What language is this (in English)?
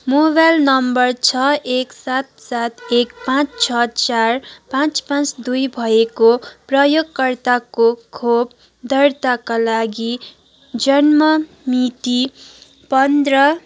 Nepali